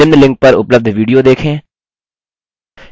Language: Hindi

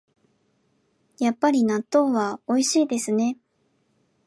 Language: Japanese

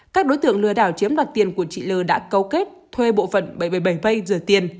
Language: Vietnamese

